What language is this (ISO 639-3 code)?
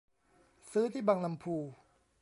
tha